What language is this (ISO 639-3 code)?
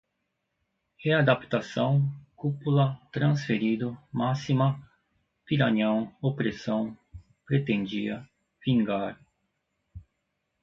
por